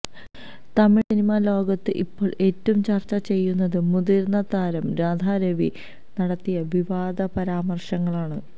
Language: Malayalam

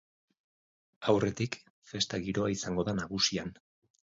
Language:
Basque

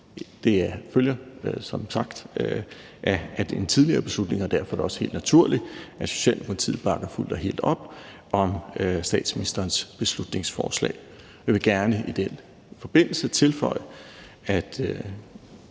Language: Danish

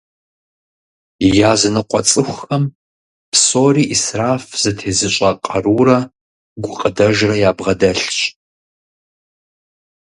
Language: Kabardian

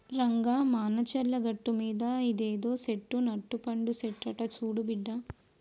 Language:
Telugu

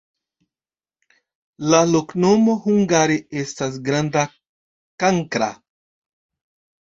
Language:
Esperanto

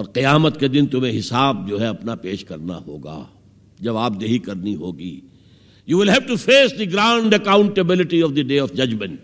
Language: Urdu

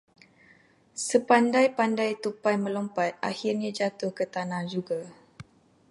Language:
Malay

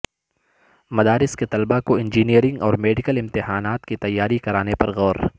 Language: Urdu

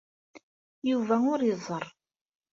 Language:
Kabyle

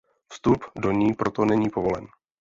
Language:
Czech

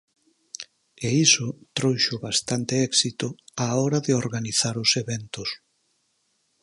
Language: Galician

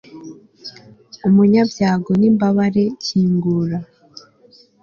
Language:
Kinyarwanda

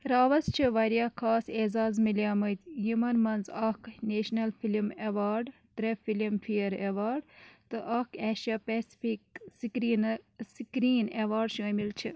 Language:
Kashmiri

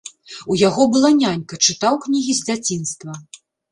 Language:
Belarusian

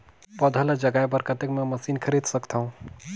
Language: Chhattisgarhi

